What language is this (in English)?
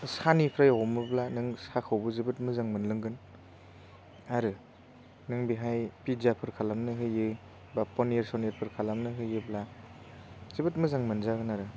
Bodo